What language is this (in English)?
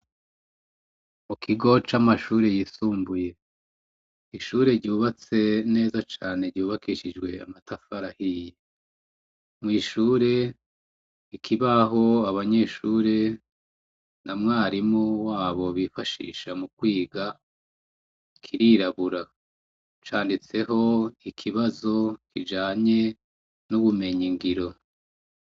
Rundi